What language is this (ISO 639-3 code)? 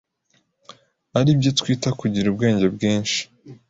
kin